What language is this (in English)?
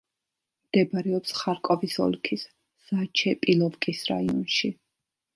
Georgian